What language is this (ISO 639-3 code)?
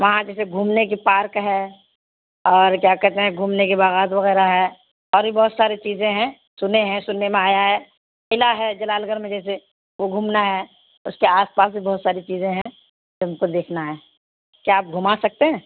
urd